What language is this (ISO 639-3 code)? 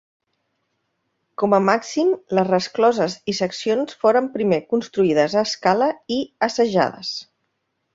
cat